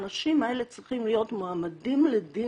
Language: Hebrew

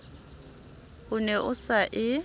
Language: Southern Sotho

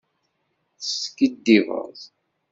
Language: Kabyle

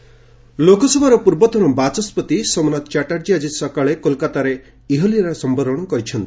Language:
Odia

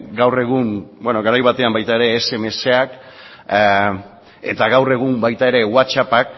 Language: Basque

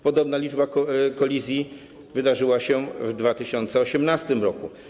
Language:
Polish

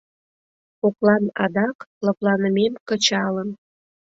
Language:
Mari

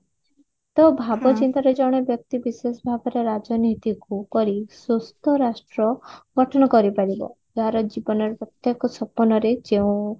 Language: Odia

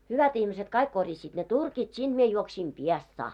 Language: Finnish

